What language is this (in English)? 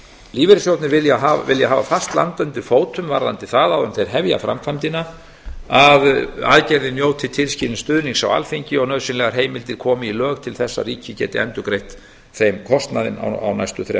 Icelandic